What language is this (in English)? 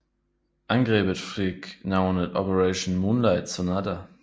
Danish